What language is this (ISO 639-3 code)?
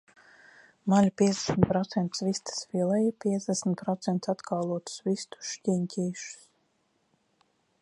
lav